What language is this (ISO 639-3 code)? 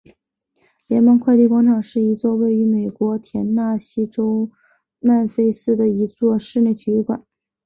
zho